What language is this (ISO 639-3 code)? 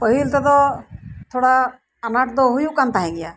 sat